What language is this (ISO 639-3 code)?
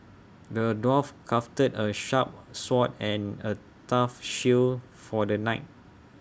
eng